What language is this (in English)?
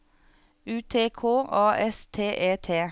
Norwegian